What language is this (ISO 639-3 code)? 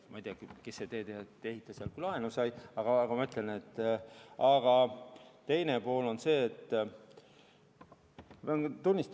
est